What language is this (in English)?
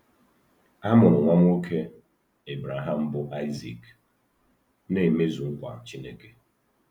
Igbo